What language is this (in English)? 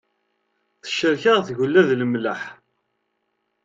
Kabyle